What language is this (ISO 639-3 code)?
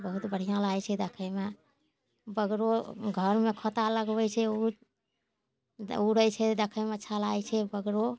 mai